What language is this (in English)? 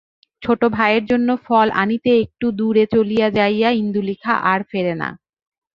Bangla